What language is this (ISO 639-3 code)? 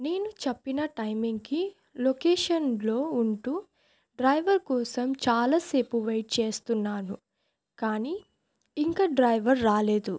tel